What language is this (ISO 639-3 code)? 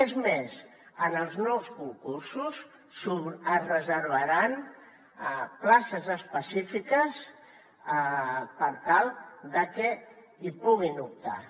cat